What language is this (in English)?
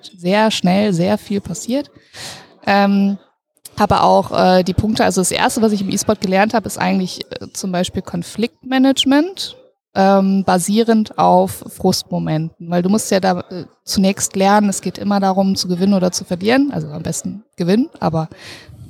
German